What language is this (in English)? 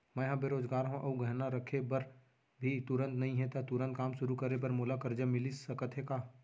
Chhattisgarhi